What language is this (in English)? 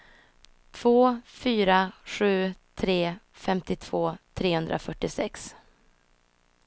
Swedish